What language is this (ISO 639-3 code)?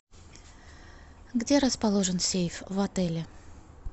rus